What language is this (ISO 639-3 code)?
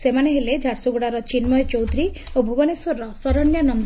ori